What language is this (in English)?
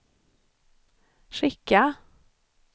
Swedish